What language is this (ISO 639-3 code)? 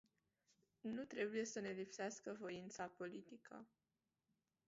ron